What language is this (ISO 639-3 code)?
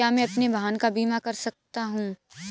hin